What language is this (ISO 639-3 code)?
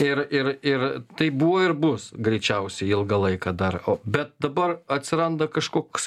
lit